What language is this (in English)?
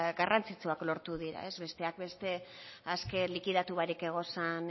Basque